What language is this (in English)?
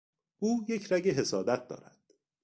Persian